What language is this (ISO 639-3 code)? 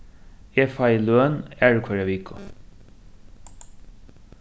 fao